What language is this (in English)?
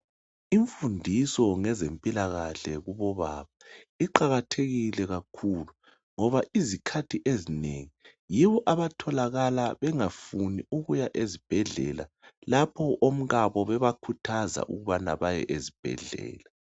North Ndebele